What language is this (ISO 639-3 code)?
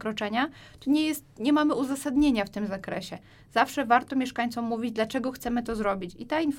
pol